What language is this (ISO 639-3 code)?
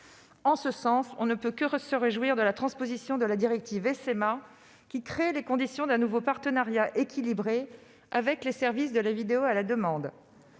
fra